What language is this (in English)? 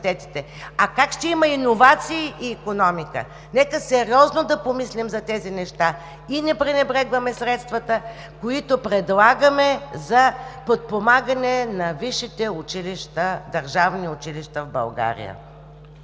Bulgarian